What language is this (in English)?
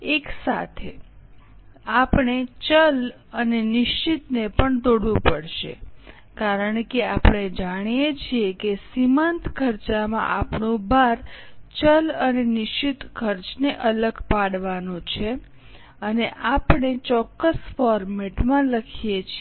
Gujarati